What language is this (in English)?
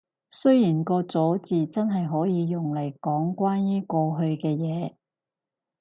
Cantonese